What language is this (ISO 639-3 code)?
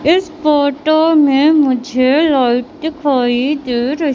hin